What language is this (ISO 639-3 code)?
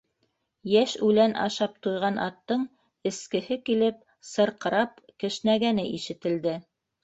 bak